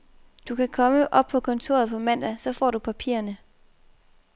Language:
Danish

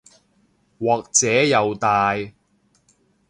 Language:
Cantonese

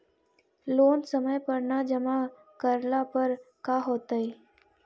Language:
Magahi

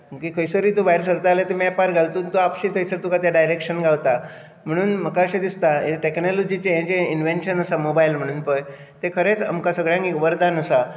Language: Konkani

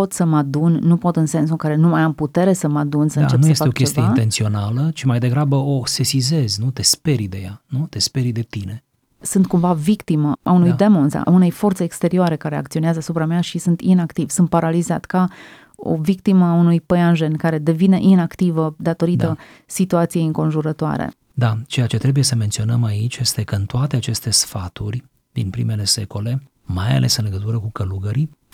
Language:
Romanian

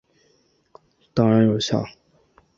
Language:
Chinese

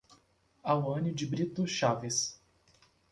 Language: Portuguese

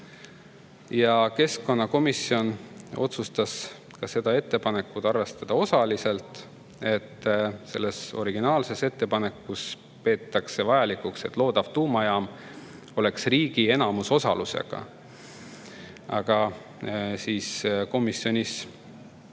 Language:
Estonian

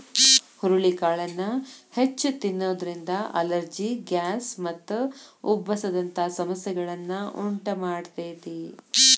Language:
Kannada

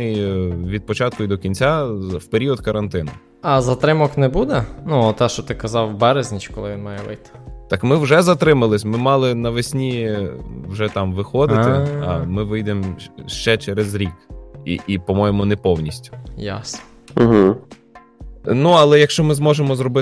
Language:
Ukrainian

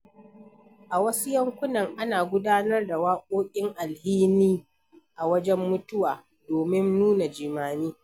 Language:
Hausa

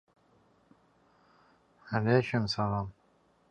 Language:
Azerbaijani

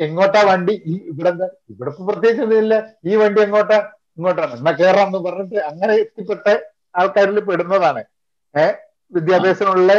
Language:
Malayalam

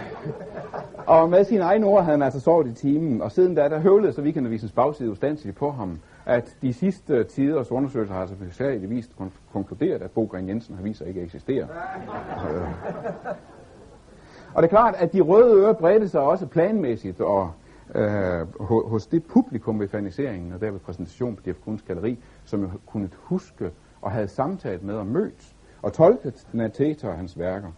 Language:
Danish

